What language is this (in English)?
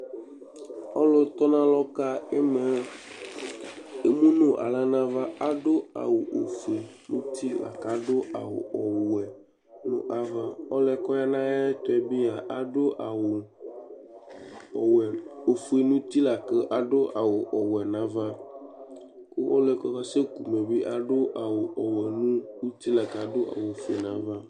Ikposo